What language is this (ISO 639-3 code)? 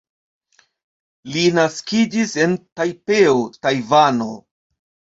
epo